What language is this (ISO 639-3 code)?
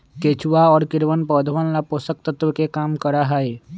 mag